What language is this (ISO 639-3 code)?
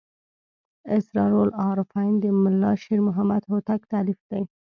pus